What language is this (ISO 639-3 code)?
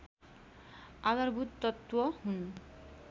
nep